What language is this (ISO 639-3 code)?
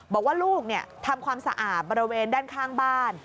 tha